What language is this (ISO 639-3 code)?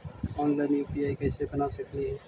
mag